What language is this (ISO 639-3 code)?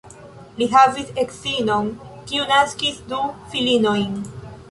epo